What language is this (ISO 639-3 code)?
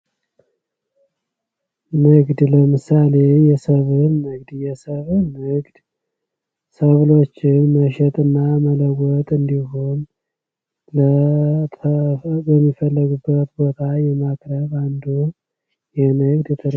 amh